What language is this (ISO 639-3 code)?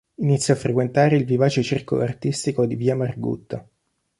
ita